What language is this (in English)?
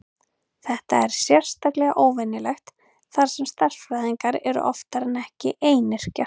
Icelandic